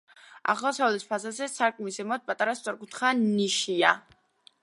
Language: Georgian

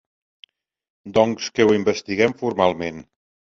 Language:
Catalan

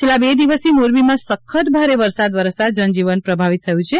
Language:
Gujarati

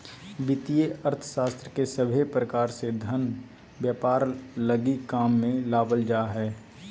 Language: Magahi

